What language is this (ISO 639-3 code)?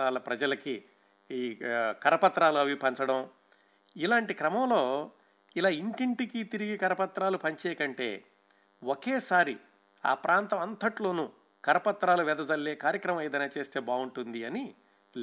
tel